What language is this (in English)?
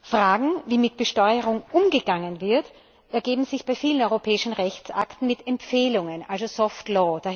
German